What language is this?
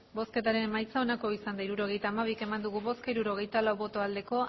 Basque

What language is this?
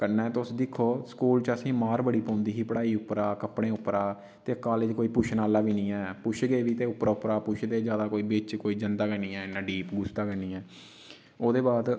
Dogri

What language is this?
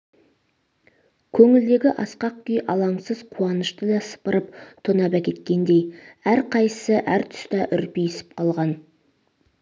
Kazakh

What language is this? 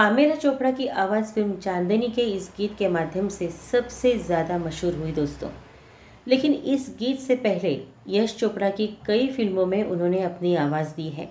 Hindi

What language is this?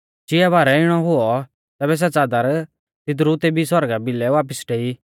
Mahasu Pahari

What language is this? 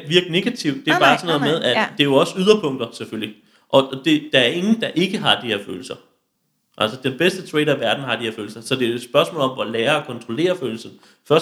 Danish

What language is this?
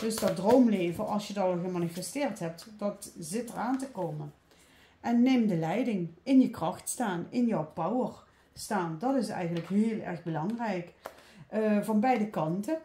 Dutch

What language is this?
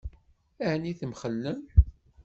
Kabyle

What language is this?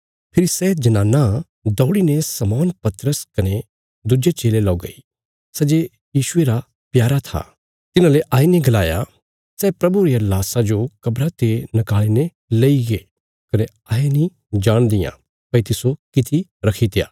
Bilaspuri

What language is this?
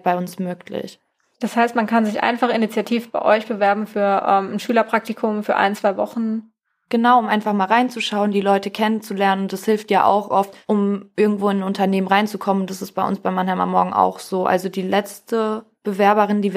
German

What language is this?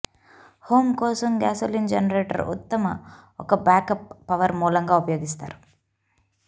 Telugu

